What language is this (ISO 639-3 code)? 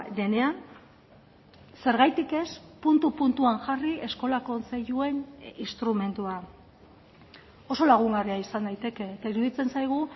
eus